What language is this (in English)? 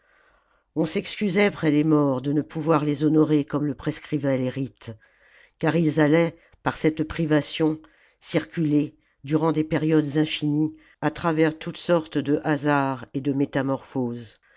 French